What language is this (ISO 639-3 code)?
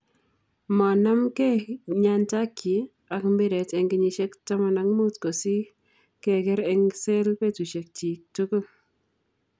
kln